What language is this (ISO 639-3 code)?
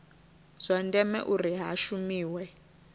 ven